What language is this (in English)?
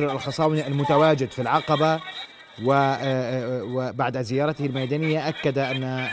Arabic